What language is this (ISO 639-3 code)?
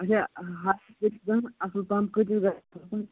kas